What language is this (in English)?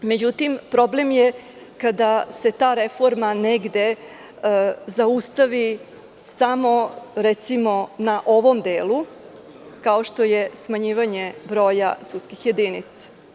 Serbian